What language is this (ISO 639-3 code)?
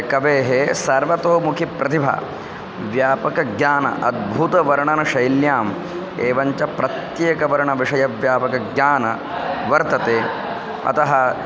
san